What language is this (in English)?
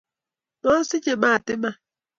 Kalenjin